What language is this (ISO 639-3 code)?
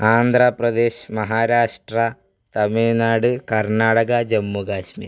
mal